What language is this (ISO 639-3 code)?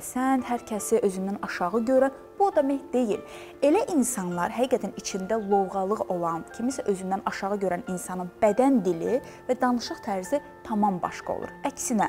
tur